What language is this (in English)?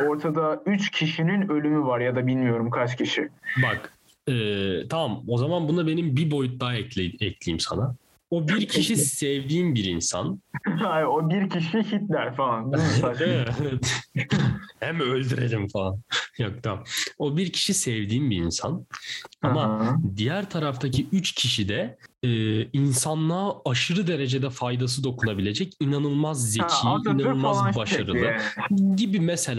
Turkish